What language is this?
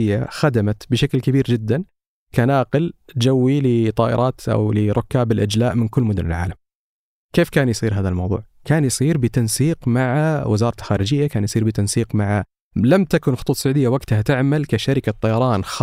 Arabic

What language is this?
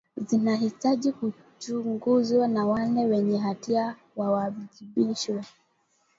Swahili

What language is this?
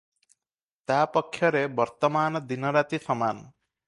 Odia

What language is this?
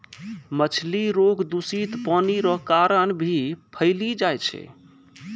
Maithili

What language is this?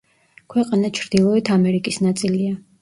Georgian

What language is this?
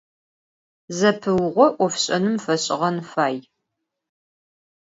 Adyghe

